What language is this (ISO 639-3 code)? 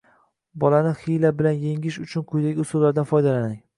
uzb